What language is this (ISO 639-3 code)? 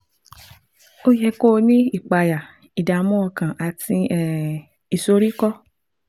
yor